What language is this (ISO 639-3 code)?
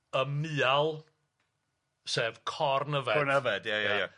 cym